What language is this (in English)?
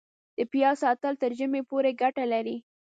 Pashto